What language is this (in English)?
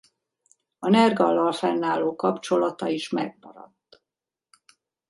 Hungarian